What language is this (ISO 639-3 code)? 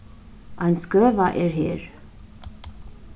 fao